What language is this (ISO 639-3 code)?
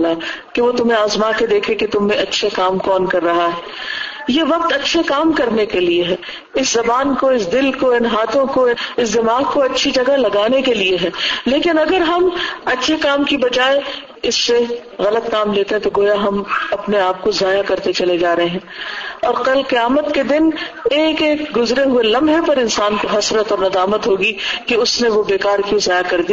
urd